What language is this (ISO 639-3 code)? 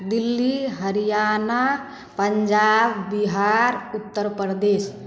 mai